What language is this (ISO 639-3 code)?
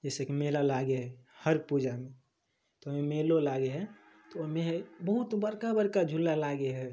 mai